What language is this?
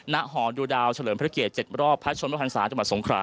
Thai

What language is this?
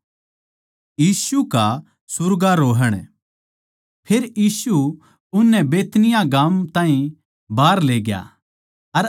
Haryanvi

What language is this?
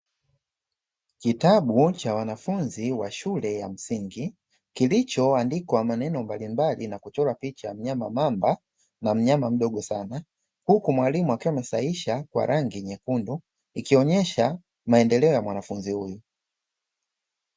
Swahili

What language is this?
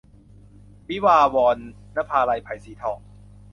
Thai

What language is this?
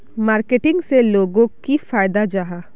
Magahi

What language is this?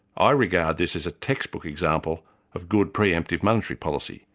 English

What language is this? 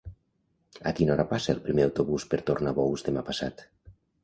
Catalan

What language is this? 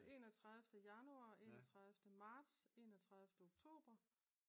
Danish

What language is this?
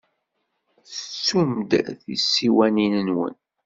Kabyle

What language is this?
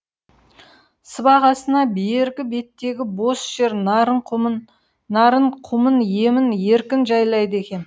Kazakh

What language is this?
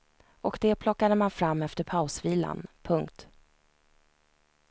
Swedish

